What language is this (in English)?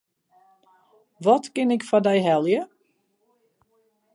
Western Frisian